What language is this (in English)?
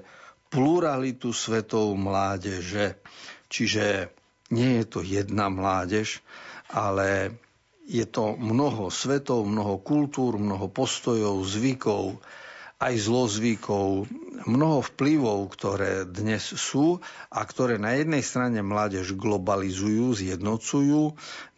Slovak